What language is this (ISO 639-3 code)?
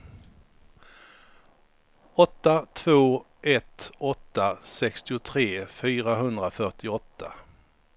swe